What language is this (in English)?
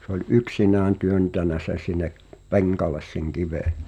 Finnish